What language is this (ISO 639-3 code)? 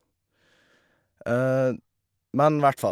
nor